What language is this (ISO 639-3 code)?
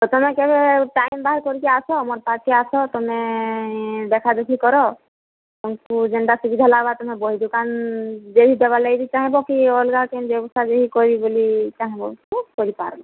ori